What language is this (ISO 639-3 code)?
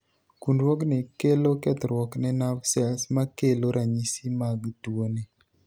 luo